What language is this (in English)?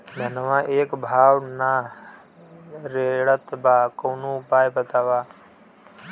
Bhojpuri